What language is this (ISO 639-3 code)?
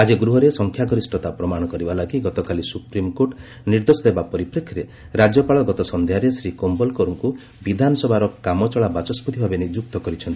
ori